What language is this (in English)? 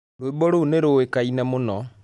Kikuyu